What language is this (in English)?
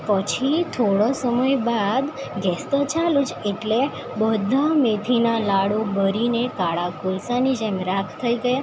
Gujarati